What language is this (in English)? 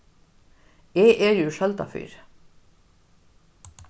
Faroese